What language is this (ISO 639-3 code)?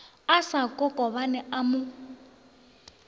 nso